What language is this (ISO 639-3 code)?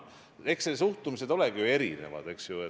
est